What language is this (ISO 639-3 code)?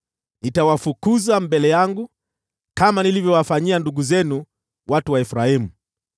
swa